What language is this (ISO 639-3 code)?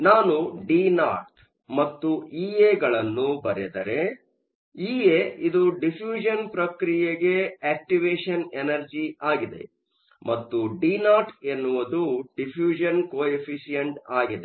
kan